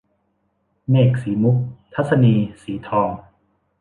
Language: Thai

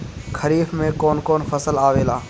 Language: Bhojpuri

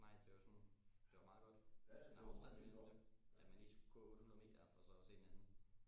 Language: Danish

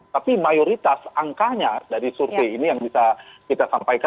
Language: Indonesian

